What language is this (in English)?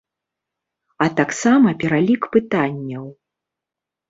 Belarusian